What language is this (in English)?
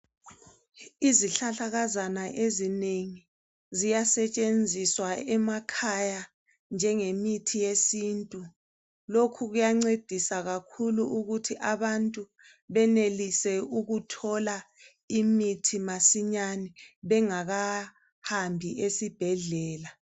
North Ndebele